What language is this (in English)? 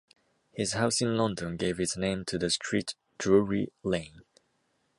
English